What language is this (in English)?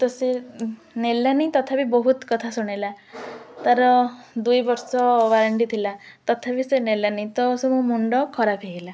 Odia